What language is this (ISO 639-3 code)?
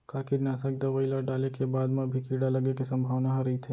hne